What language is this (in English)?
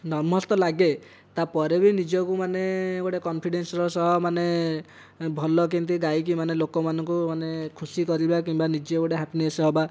Odia